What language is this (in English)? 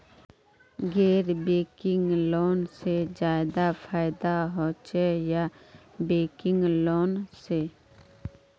Magahi